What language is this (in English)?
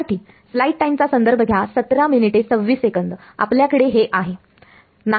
Marathi